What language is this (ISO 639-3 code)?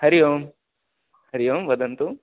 san